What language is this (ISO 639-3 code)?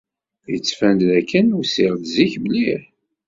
kab